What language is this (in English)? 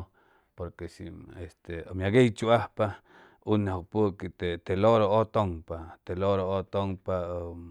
Chimalapa Zoque